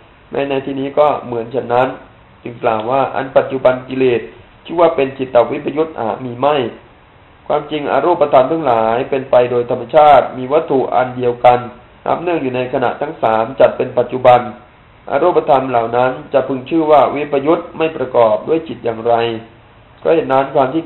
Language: Thai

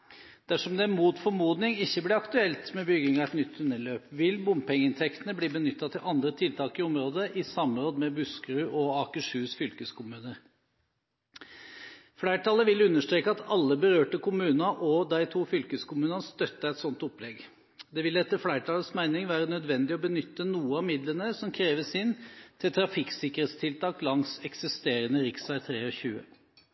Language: Norwegian Bokmål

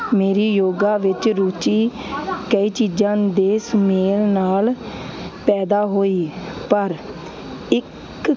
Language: Punjabi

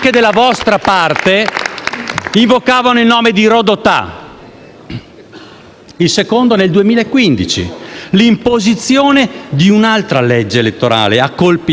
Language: Italian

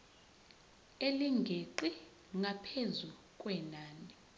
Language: Zulu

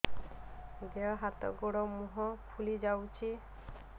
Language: Odia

